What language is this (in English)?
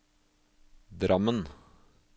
Norwegian